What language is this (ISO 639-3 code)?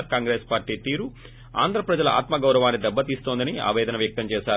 tel